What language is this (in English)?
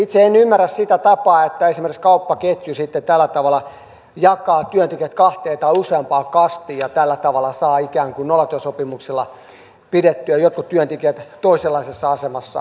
Finnish